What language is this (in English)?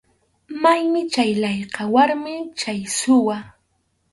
Arequipa-La Unión Quechua